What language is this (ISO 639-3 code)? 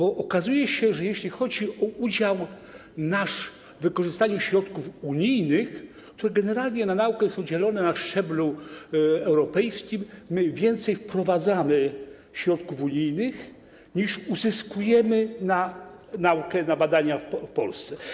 pol